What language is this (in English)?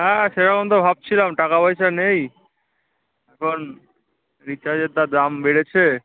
Bangla